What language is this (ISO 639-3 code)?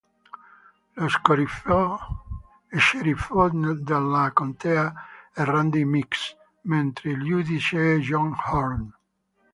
ita